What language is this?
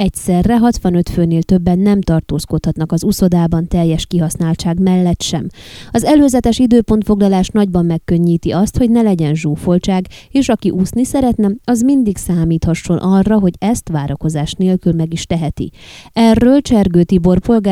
Hungarian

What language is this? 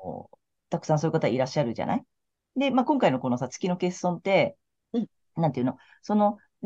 Japanese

